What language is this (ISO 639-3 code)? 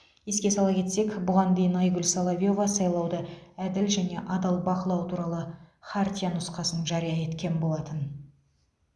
kaz